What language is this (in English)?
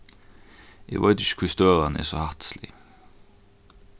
Faroese